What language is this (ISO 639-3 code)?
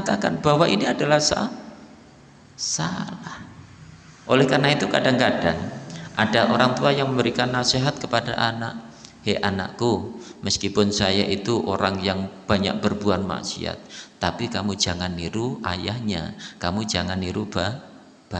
ind